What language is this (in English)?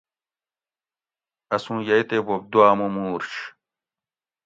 Gawri